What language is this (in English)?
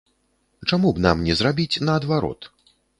Belarusian